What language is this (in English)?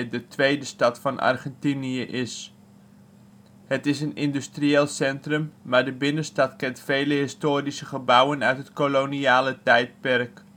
Dutch